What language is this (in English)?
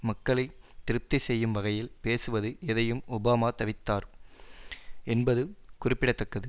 Tamil